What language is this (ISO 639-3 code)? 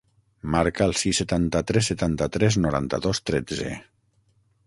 cat